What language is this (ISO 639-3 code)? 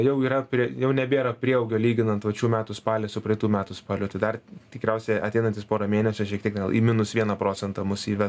lit